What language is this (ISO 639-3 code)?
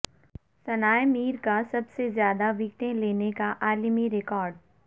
urd